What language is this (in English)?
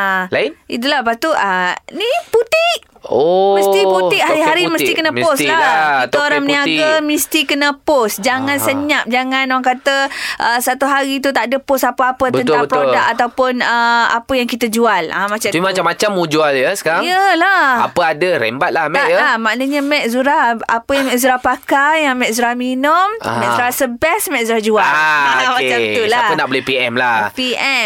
Malay